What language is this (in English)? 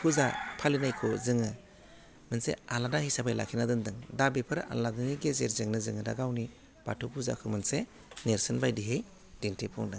Bodo